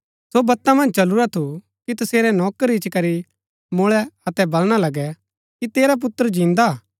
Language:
Gaddi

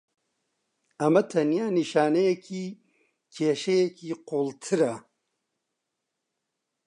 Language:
Central Kurdish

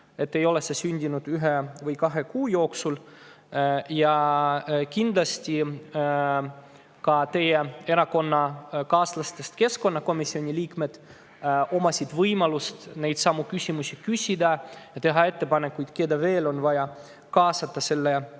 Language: Estonian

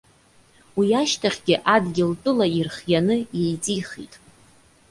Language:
Abkhazian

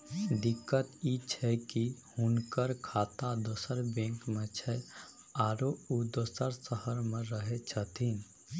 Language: Maithili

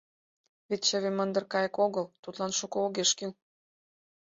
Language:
Mari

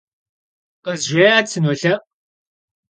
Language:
Kabardian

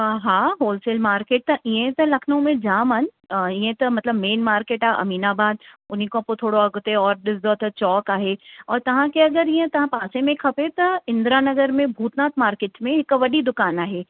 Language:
Sindhi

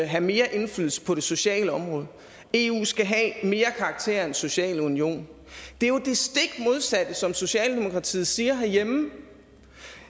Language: Danish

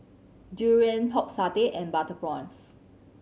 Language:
English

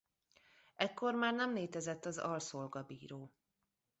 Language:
Hungarian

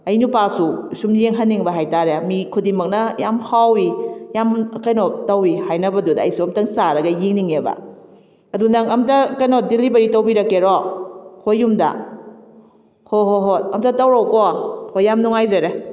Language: Manipuri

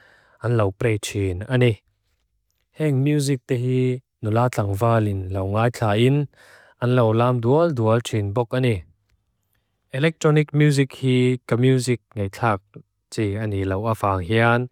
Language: Mizo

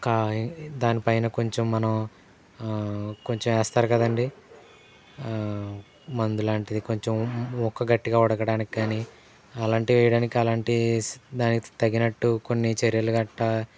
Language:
Telugu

